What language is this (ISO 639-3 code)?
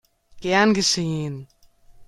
deu